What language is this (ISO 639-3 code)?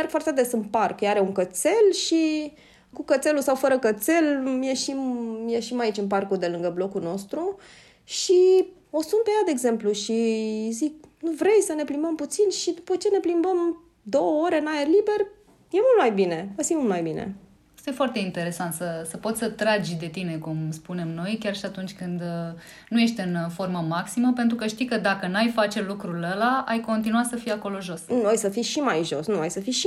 ron